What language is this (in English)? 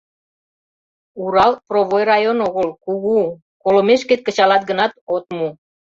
Mari